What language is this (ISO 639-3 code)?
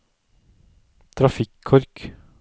nor